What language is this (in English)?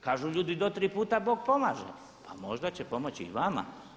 Croatian